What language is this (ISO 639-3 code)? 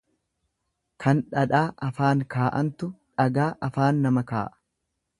orm